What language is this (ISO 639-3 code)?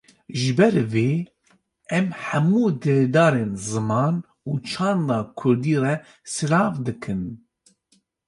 kur